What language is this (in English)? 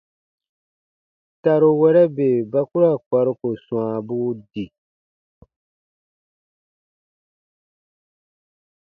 Baatonum